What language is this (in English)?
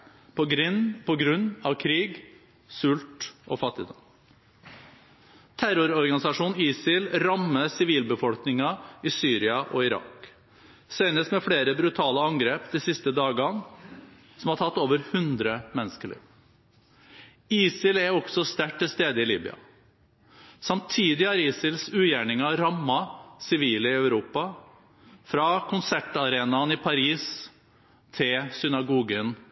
Norwegian Bokmål